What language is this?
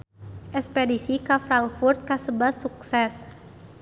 Sundanese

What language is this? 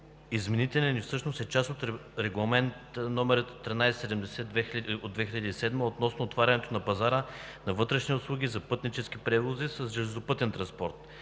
Bulgarian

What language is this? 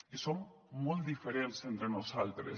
Catalan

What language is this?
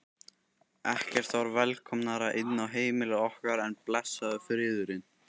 Icelandic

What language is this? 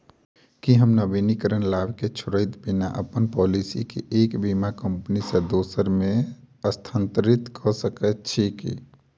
Maithili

